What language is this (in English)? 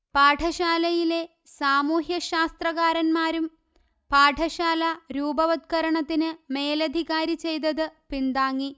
Malayalam